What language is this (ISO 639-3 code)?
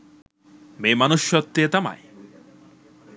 sin